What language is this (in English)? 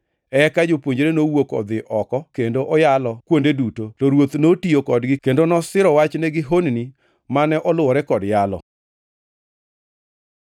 Luo (Kenya and Tanzania)